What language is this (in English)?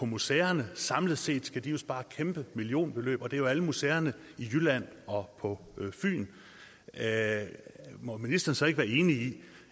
Danish